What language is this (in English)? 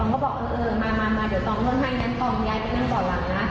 Thai